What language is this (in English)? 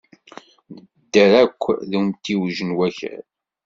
Kabyle